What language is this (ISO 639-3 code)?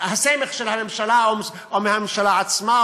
heb